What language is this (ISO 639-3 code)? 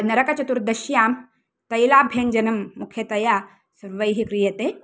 san